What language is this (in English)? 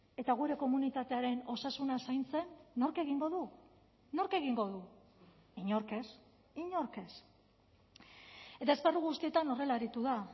Basque